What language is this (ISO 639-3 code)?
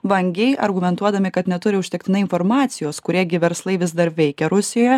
lit